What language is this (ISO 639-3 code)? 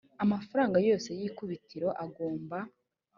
kin